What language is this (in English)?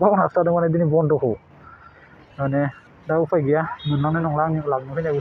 Thai